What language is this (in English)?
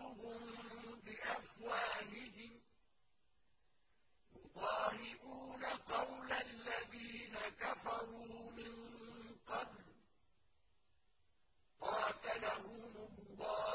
Arabic